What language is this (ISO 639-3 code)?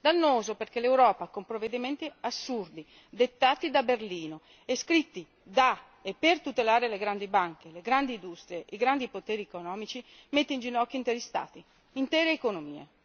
ita